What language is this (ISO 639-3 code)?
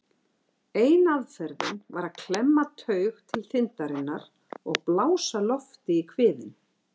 isl